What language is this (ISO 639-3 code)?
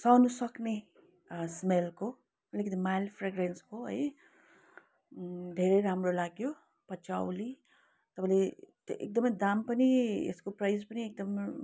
nep